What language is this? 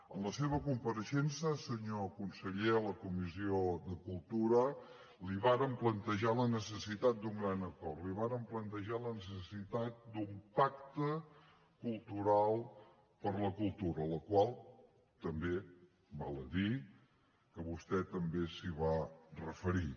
Catalan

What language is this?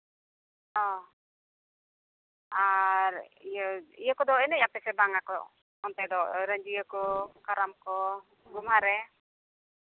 Santali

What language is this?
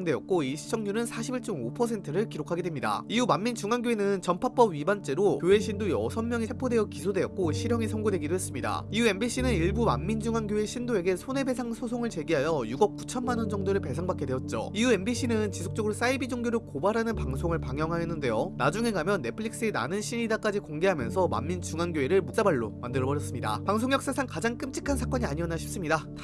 Korean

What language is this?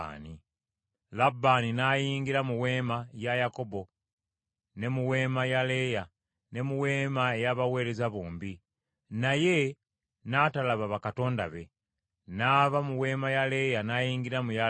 Ganda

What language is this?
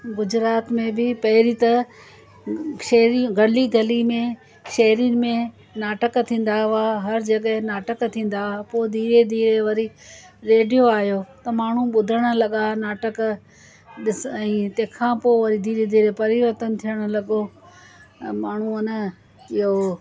Sindhi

